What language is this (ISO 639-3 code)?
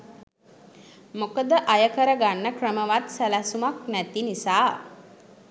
sin